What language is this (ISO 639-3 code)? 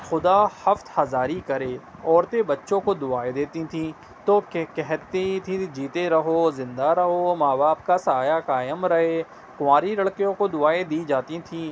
urd